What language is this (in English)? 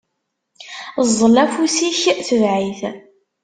Kabyle